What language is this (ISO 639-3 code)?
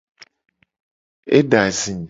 gej